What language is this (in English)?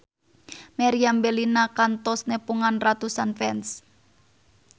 Sundanese